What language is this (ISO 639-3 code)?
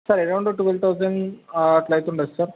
tel